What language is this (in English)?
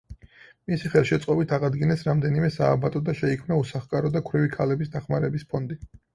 Georgian